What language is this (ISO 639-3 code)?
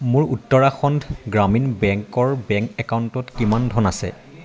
asm